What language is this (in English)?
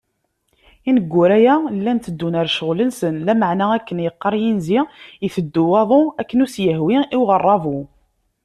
Kabyle